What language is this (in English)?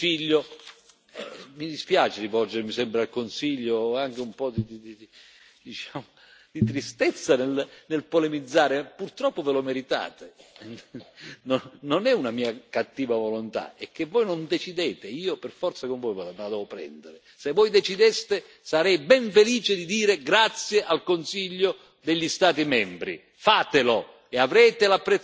Italian